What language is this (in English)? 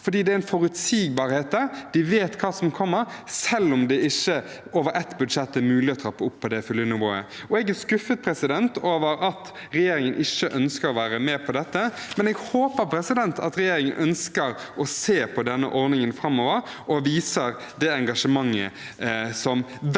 Norwegian